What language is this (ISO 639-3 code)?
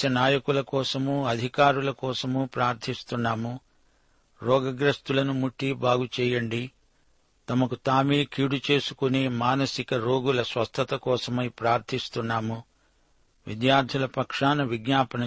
tel